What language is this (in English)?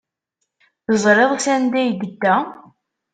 Kabyle